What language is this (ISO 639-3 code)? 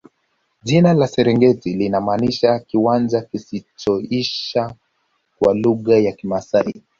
swa